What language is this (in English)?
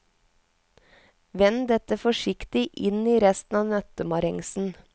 Norwegian